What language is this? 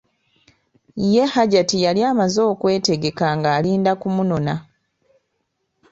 Ganda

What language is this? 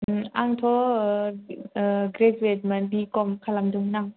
Bodo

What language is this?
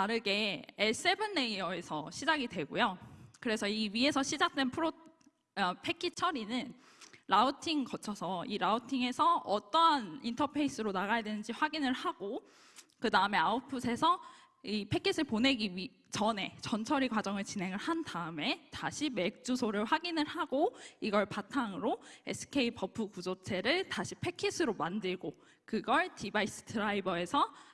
Korean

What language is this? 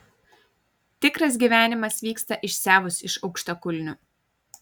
Lithuanian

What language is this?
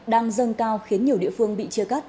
Vietnamese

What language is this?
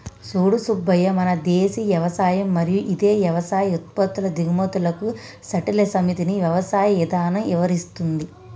Telugu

